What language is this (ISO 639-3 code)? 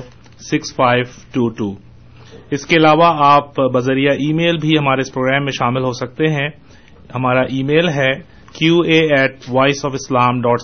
urd